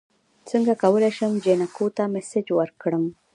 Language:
Pashto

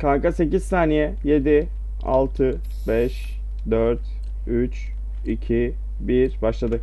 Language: Turkish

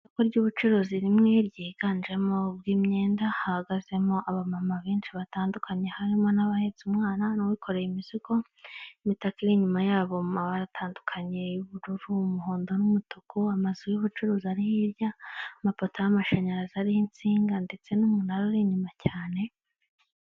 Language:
Kinyarwanda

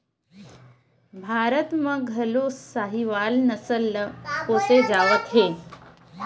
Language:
Chhattisgarhi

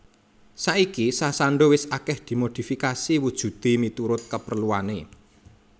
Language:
Javanese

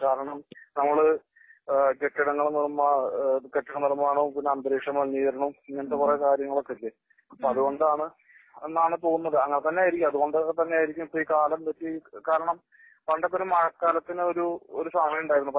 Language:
Malayalam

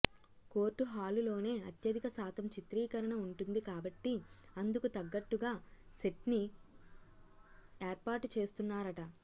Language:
Telugu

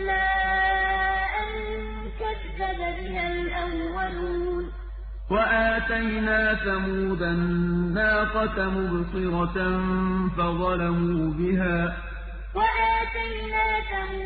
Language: Arabic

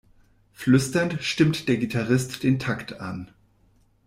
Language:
German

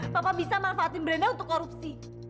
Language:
Indonesian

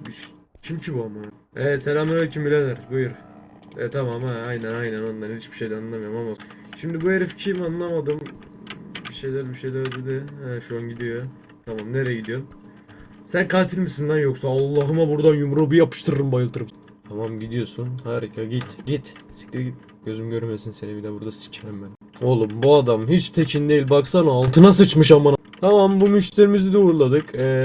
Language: Turkish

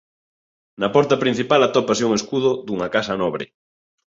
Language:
Galician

